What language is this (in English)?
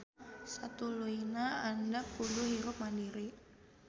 Sundanese